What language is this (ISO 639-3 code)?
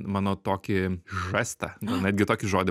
lit